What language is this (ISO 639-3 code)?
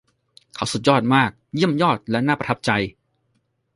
tha